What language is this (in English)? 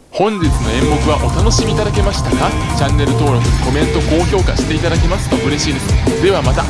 Japanese